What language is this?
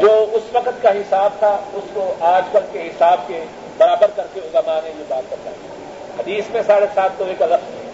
Urdu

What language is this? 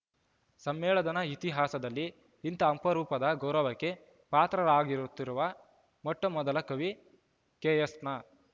Kannada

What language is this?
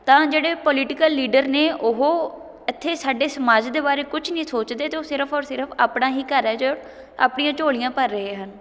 Punjabi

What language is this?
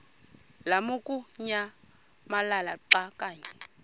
Xhosa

